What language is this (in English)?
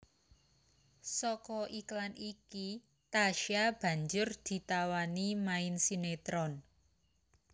Javanese